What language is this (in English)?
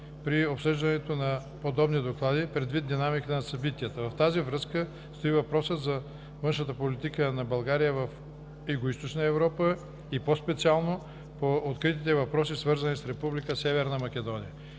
Bulgarian